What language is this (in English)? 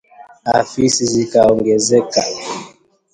Swahili